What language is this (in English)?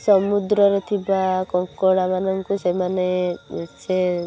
Odia